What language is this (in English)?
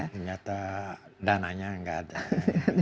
Indonesian